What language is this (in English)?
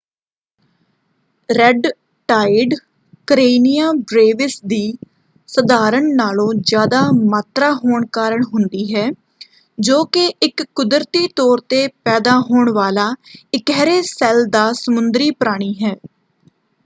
Punjabi